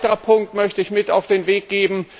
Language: German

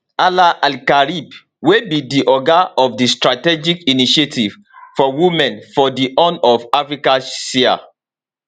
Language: Nigerian Pidgin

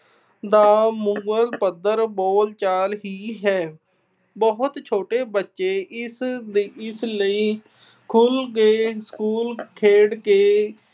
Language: Punjabi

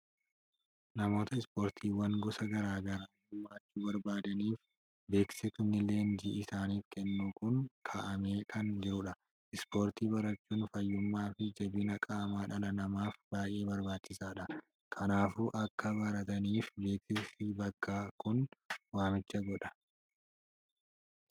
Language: Oromo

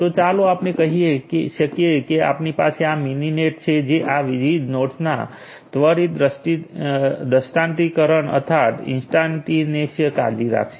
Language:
Gujarati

